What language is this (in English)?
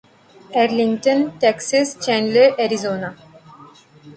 Urdu